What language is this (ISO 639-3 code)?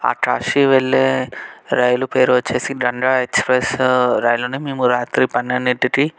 tel